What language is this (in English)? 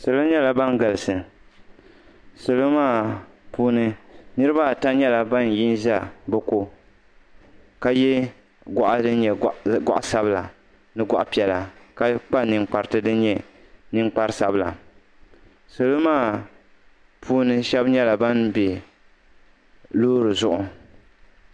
Dagbani